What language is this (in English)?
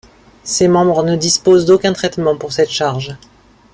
French